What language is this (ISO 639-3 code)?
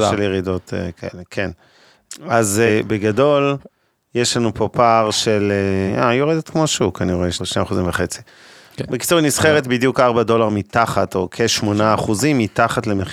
heb